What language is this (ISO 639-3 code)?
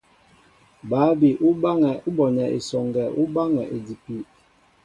mbo